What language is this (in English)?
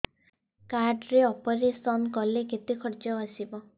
Odia